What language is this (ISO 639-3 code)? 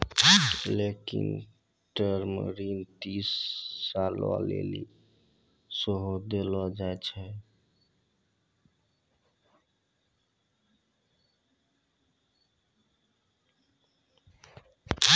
mai